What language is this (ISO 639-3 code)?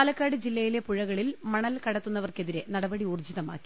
mal